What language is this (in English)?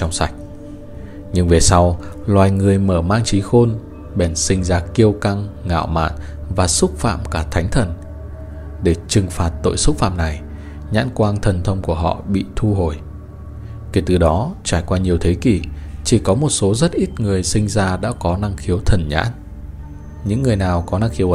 Vietnamese